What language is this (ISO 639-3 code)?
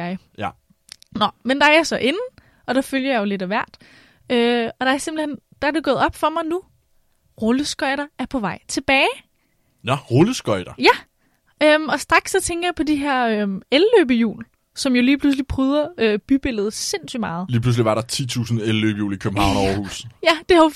dan